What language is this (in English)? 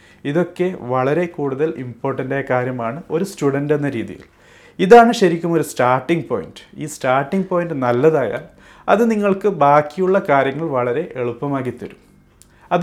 Malayalam